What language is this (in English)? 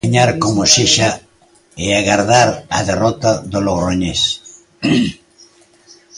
Galician